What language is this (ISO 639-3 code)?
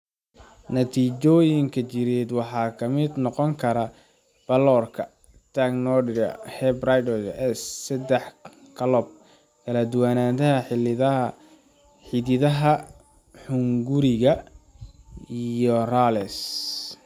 som